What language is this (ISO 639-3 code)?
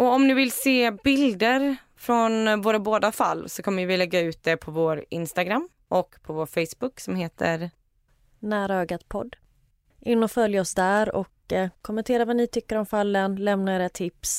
swe